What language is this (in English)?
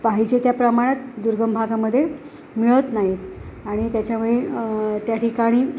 Marathi